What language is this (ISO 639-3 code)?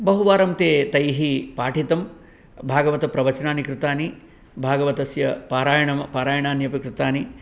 san